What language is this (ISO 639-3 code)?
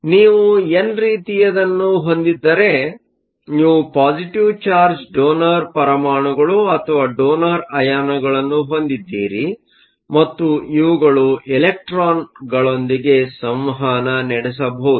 kan